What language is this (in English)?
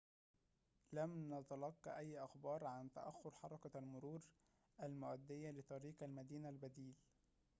Arabic